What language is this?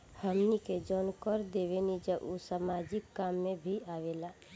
Bhojpuri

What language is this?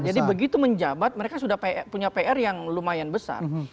Indonesian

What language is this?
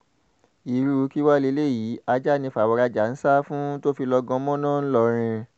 Yoruba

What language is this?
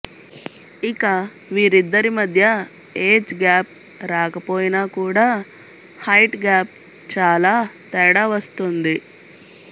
Telugu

